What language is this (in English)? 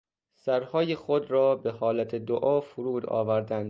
Persian